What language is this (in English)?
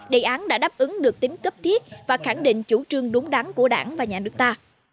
Vietnamese